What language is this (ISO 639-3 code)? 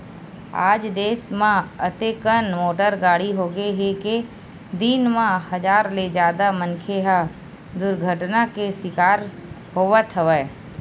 hne